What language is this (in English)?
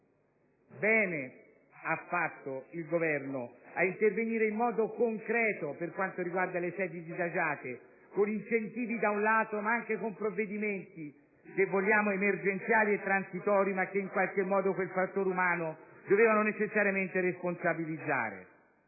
Italian